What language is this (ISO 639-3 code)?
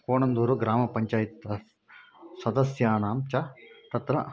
san